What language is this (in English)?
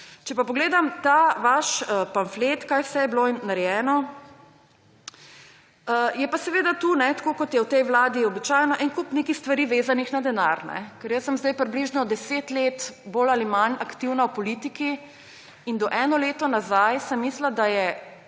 Slovenian